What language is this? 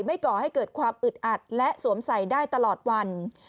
Thai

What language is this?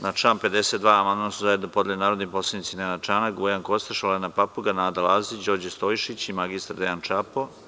Serbian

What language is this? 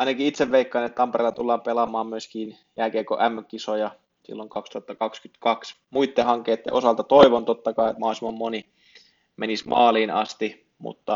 Finnish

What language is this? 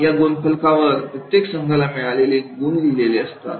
Marathi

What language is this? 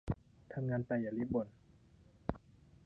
Thai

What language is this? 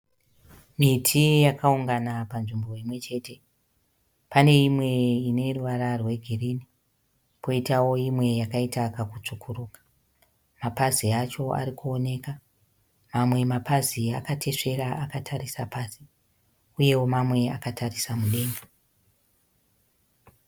Shona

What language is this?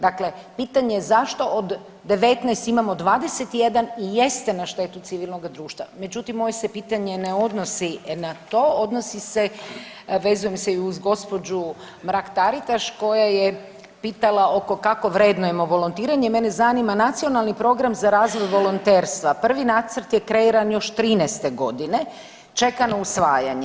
Croatian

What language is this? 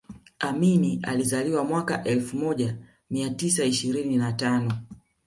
Swahili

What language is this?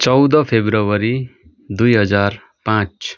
Nepali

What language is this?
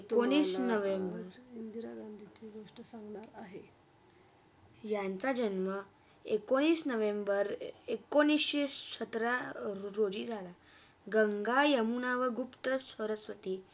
Marathi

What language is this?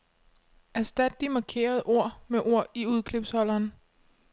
Danish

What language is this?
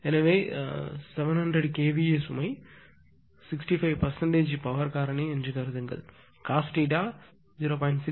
Tamil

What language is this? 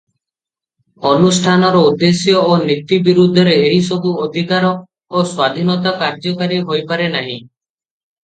Odia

